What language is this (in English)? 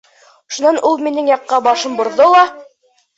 Bashkir